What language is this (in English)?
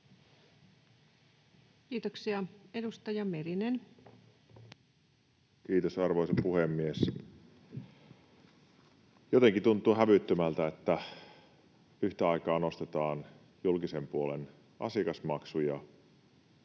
Finnish